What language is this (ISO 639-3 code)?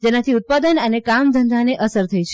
guj